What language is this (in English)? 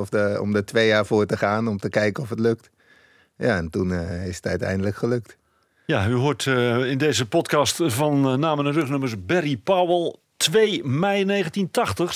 Dutch